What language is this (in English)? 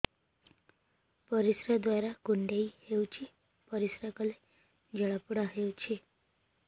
Odia